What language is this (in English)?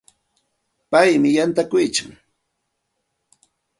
Santa Ana de Tusi Pasco Quechua